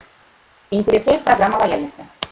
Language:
Russian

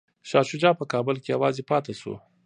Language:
Pashto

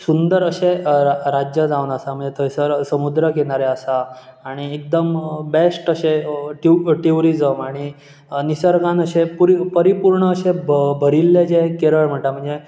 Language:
Konkani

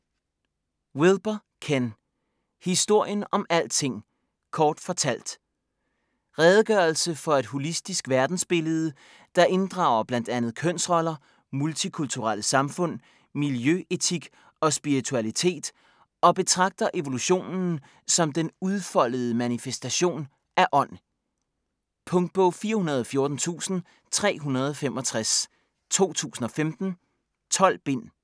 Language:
Danish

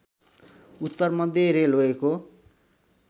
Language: Nepali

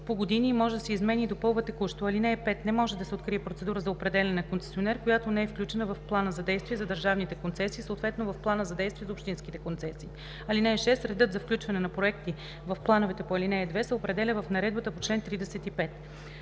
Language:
Bulgarian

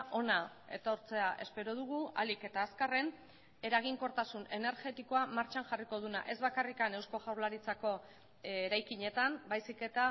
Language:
Basque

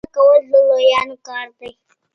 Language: Pashto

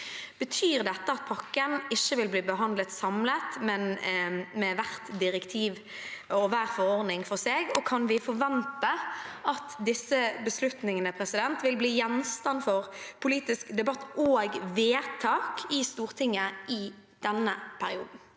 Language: Norwegian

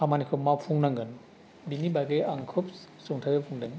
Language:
Bodo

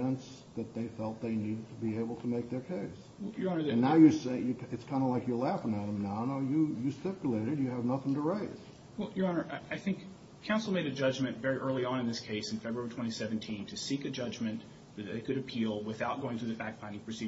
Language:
English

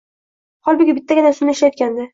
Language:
Uzbek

